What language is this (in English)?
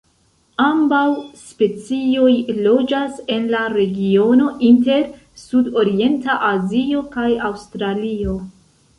Esperanto